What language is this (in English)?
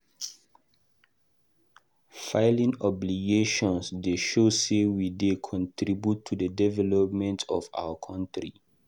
Nigerian Pidgin